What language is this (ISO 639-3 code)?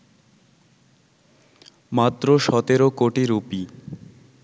ben